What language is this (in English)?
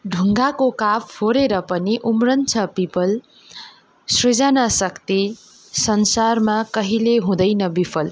Nepali